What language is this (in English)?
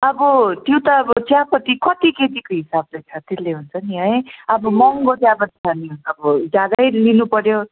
Nepali